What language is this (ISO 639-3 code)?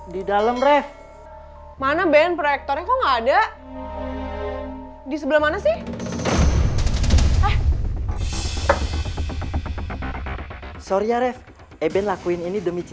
ind